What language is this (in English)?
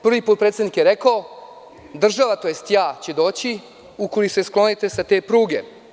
Serbian